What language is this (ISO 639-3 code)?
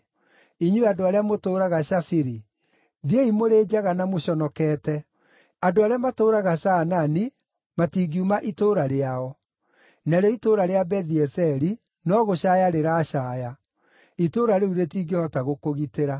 kik